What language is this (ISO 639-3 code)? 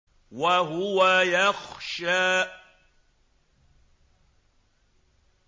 ara